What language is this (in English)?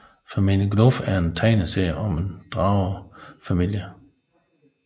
Danish